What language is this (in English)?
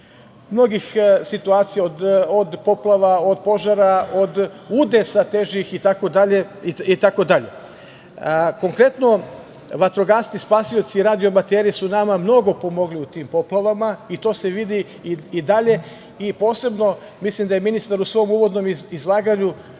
Serbian